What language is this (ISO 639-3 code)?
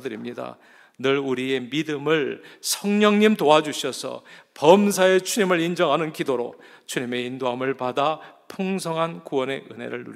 kor